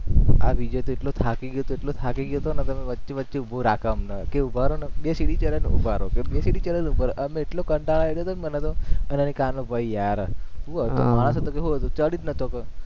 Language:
Gujarati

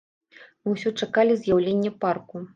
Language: Belarusian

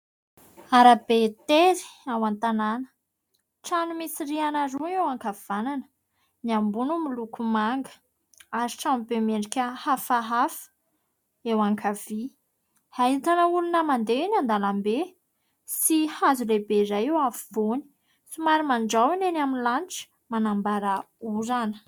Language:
Malagasy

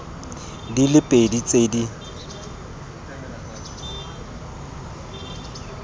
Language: Tswana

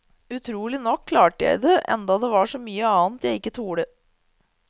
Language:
Norwegian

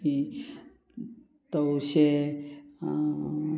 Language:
Konkani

